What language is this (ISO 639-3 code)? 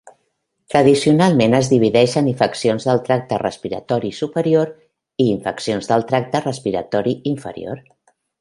cat